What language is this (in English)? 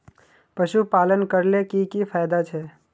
Magahi